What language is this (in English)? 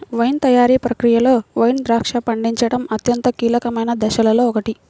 Telugu